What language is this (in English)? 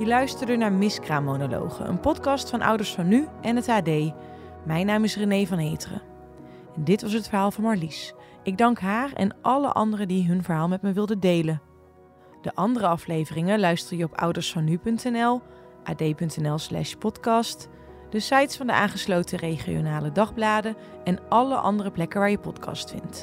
Dutch